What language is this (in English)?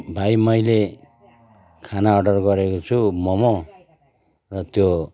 Nepali